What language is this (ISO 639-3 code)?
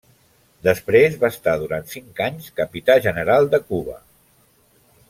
cat